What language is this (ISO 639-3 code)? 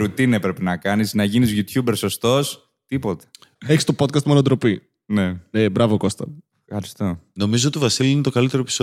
ell